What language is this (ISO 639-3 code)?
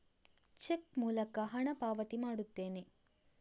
kan